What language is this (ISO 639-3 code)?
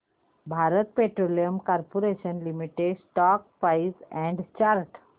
mar